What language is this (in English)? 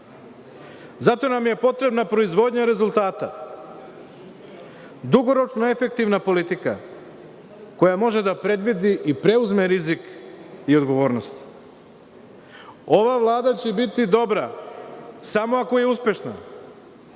Serbian